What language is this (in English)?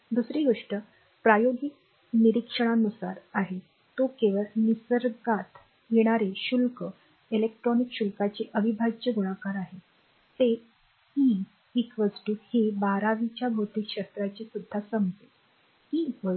Marathi